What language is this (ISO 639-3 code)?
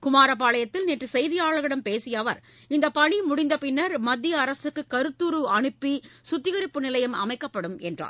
tam